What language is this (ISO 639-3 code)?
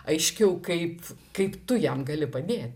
lit